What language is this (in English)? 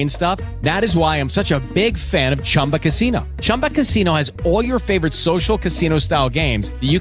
Urdu